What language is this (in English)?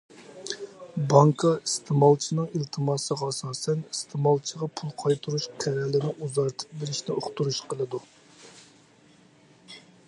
Uyghur